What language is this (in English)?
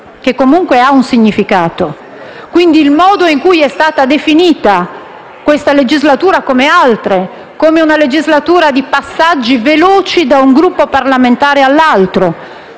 Italian